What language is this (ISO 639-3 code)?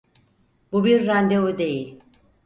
tur